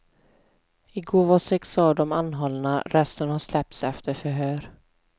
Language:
Swedish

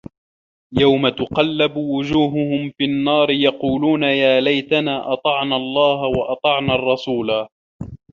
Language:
Arabic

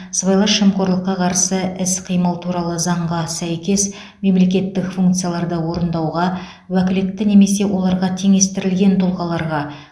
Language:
Kazakh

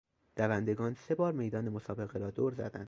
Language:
Persian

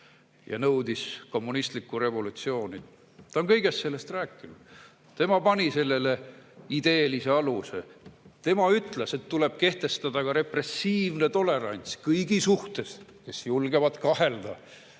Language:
Estonian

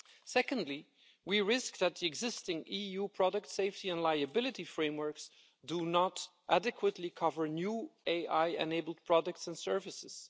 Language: English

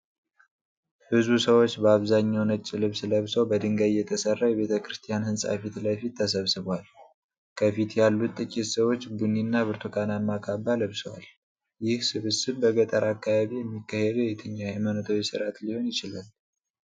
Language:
Amharic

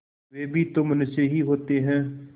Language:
Hindi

